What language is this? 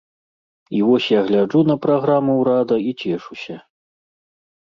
Belarusian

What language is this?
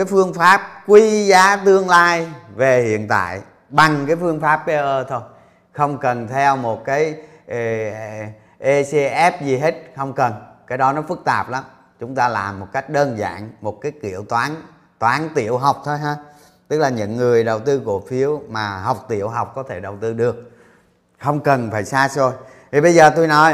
Vietnamese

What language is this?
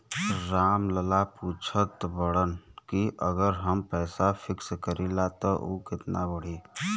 Bhojpuri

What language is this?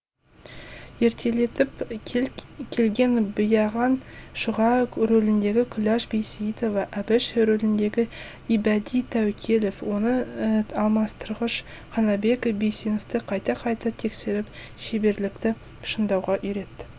Kazakh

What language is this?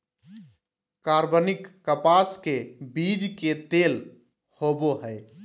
Magahi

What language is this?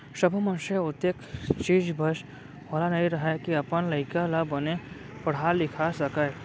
Chhattisgarhi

